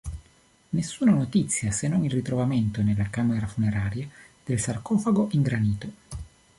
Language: Italian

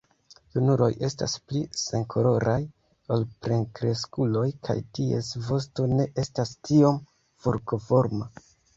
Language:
Esperanto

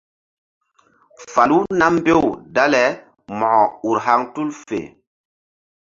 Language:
Mbum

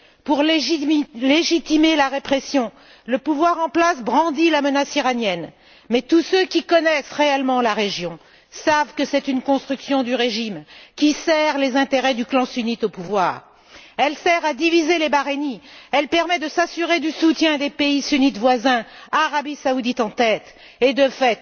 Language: French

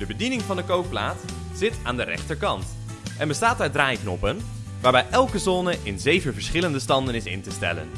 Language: Dutch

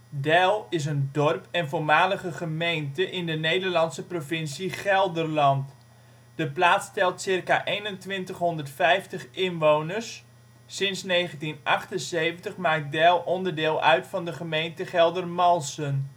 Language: Dutch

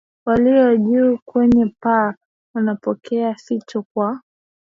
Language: Swahili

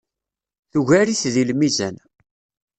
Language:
Kabyle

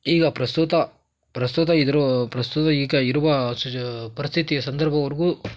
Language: Kannada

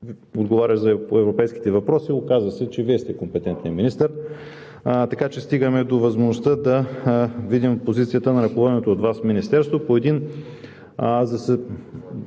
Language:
Bulgarian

